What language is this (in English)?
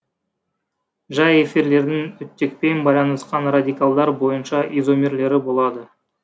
Kazakh